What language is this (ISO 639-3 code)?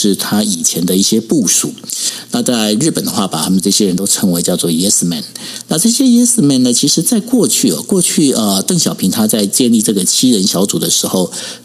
zho